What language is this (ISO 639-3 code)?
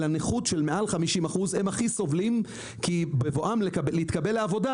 heb